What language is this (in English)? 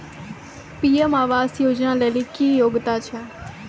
Maithili